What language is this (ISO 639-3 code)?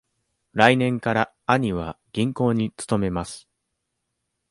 jpn